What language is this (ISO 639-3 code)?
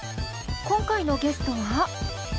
jpn